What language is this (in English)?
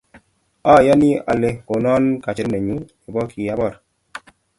Kalenjin